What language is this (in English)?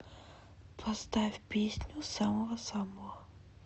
Russian